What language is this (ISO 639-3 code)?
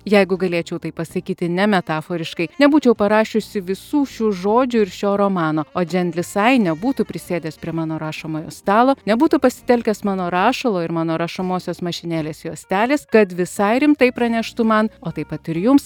lit